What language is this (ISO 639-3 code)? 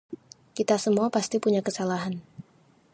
ind